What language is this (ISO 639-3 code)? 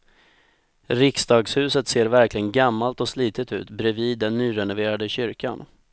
swe